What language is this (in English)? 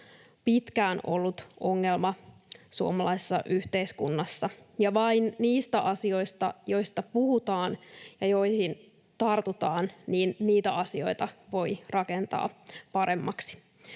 Finnish